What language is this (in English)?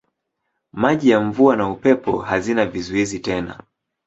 Swahili